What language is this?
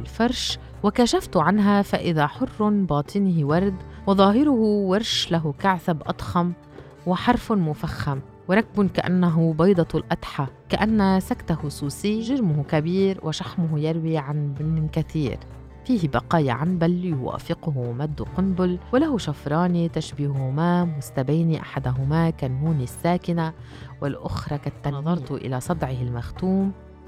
Arabic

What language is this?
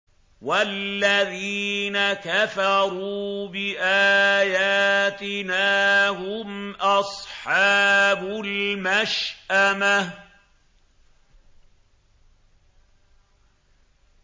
Arabic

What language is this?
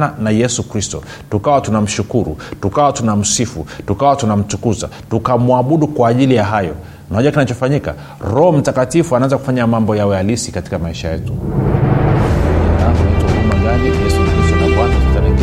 Swahili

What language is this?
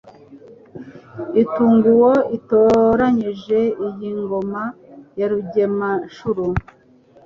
Kinyarwanda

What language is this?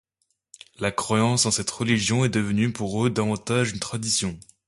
French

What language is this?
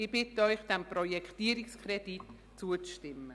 Swiss German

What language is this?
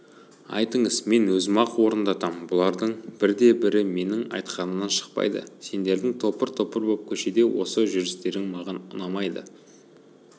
Kazakh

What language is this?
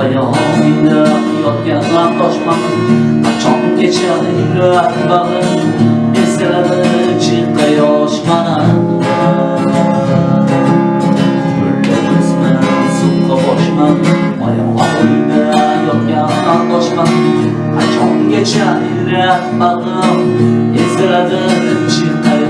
Turkish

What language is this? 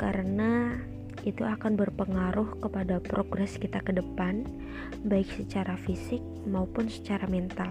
Indonesian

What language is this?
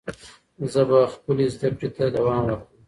Pashto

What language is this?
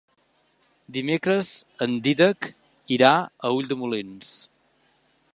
Catalan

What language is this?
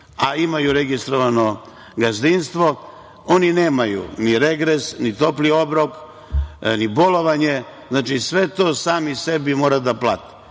Serbian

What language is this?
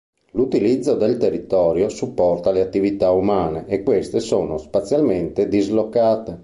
Italian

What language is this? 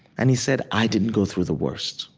English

